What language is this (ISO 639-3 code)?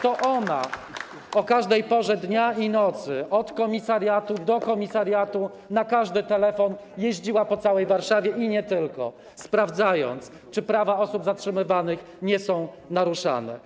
pol